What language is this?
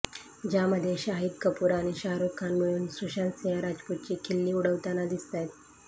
Marathi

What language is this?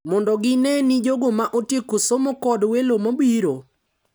Luo (Kenya and Tanzania)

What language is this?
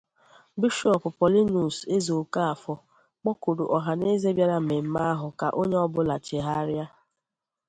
Igbo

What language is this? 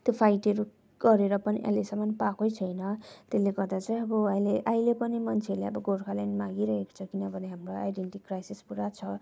Nepali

